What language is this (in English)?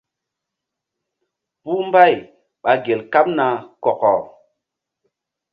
Mbum